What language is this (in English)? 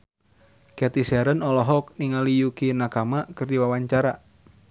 Sundanese